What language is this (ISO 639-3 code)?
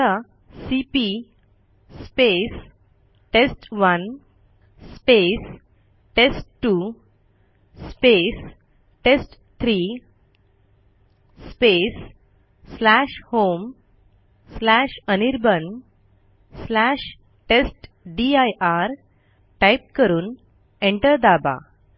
mar